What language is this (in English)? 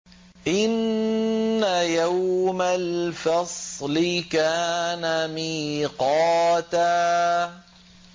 Arabic